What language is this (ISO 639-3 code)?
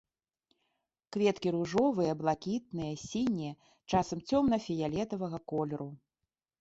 bel